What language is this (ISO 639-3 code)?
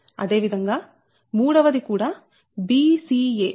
tel